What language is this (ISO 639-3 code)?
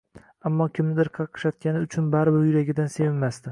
uzb